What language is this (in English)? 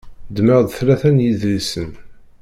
Kabyle